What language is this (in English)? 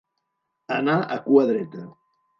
Catalan